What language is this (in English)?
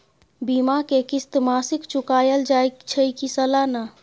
Maithili